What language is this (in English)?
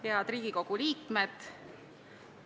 Estonian